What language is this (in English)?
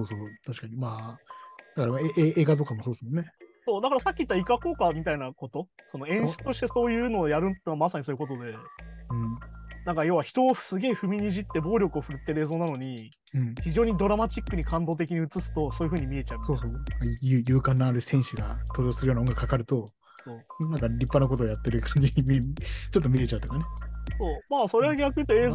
Japanese